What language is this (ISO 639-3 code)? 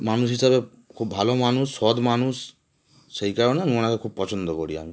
ben